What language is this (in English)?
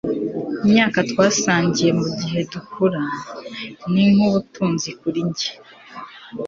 Kinyarwanda